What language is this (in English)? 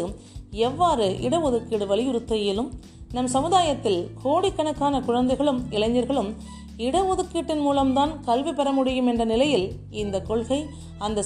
Tamil